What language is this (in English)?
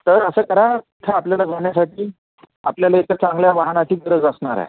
Marathi